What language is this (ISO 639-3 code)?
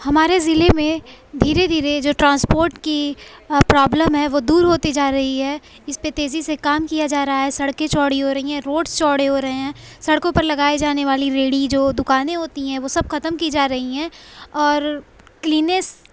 urd